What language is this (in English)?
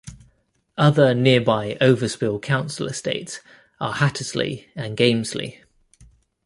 English